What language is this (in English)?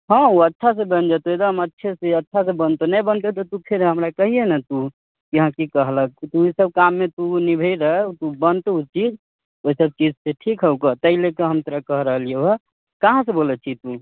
Maithili